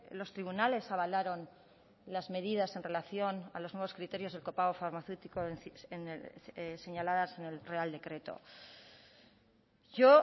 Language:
Spanish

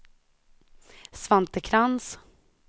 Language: Swedish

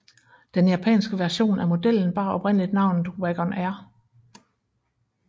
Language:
Danish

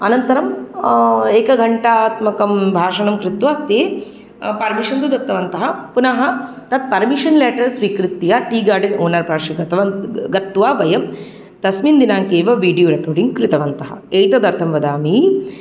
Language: Sanskrit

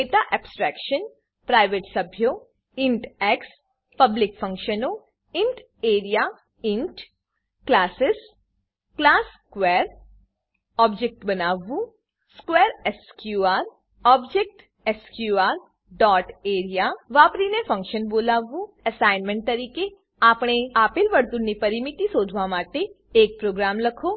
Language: Gujarati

